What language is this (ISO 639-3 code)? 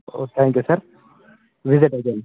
tel